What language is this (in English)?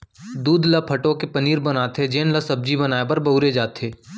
Chhattisgarhi